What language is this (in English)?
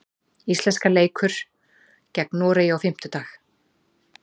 Icelandic